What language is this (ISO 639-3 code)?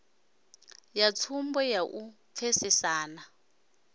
ven